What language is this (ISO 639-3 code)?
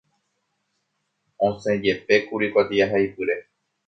grn